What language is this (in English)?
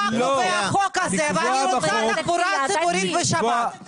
Hebrew